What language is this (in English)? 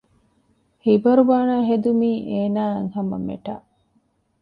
Divehi